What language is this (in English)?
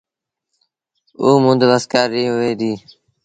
Sindhi Bhil